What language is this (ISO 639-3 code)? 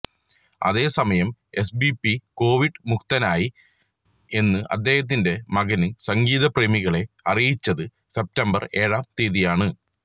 mal